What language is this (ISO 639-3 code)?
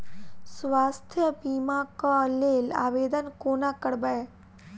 mai